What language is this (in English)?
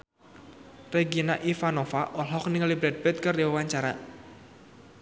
Sundanese